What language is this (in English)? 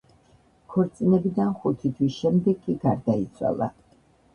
Georgian